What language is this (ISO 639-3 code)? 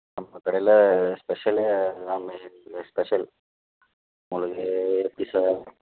tam